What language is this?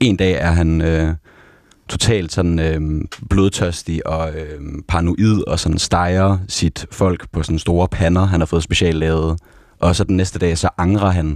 Danish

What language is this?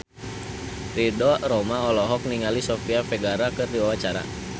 Sundanese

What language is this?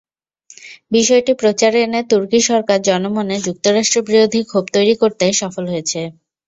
Bangla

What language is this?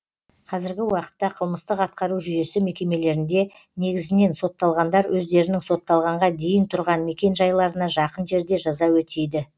Kazakh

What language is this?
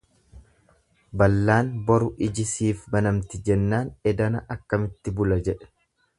Oromo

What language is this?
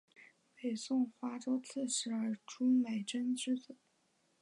Chinese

